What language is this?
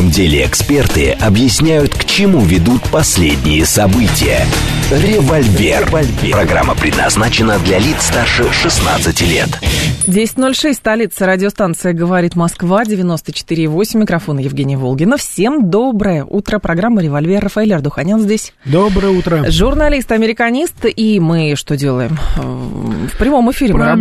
Russian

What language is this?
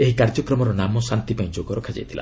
Odia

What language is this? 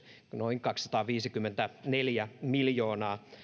Finnish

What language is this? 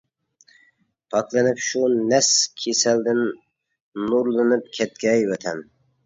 Uyghur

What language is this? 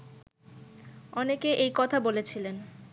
Bangla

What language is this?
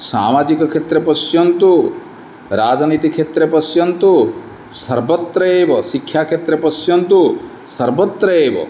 Sanskrit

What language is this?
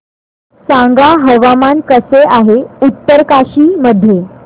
Marathi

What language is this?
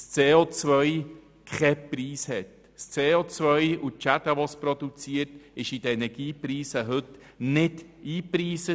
Swiss German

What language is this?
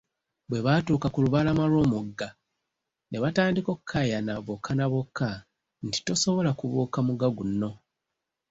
Ganda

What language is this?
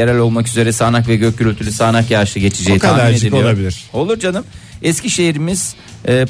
Turkish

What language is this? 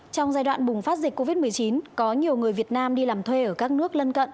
Vietnamese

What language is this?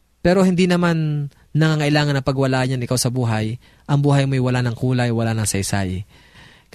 Filipino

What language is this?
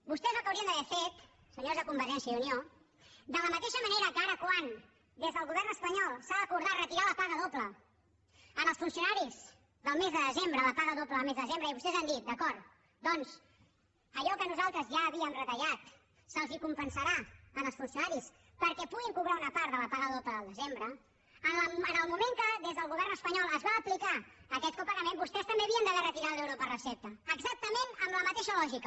Catalan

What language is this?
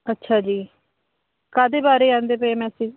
Punjabi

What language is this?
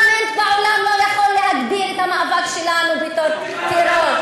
Hebrew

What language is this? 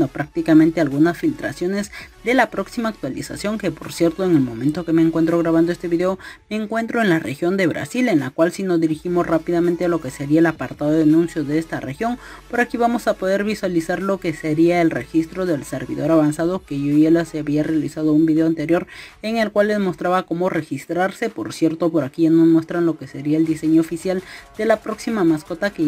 Spanish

